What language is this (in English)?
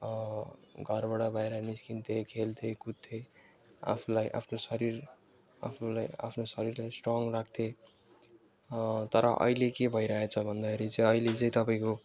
Nepali